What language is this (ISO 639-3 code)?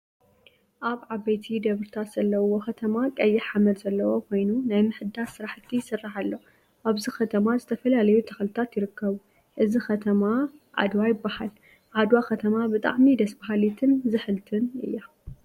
tir